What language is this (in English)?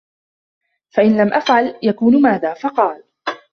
Arabic